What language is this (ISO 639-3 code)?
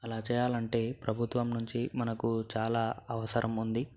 tel